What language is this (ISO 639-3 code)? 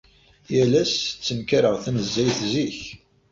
kab